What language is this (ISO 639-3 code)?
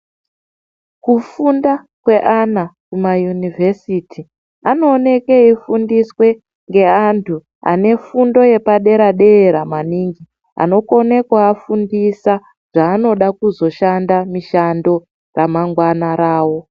ndc